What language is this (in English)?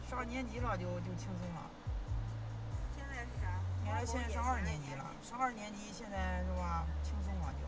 Chinese